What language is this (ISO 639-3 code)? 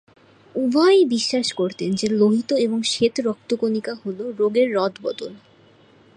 ben